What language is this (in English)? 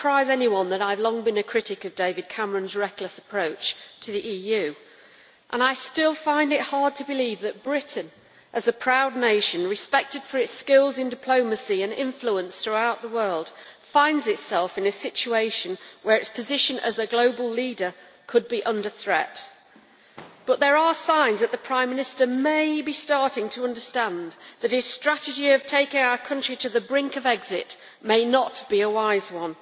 English